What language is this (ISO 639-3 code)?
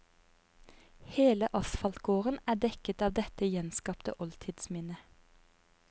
nor